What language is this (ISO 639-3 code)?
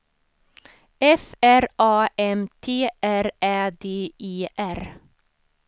swe